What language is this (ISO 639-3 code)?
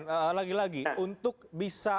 ind